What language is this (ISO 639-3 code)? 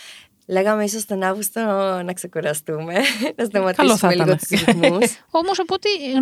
ell